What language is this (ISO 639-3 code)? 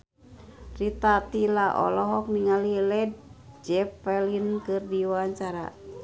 sun